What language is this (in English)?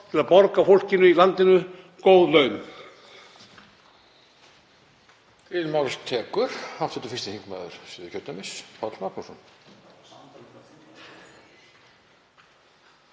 Icelandic